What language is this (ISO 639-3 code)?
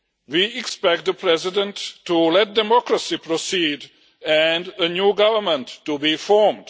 eng